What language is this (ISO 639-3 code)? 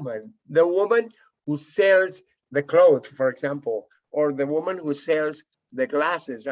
eng